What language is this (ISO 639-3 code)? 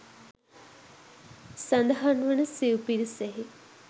sin